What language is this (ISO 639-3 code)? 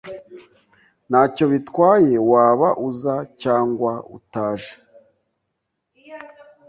kin